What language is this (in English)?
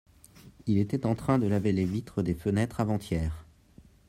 French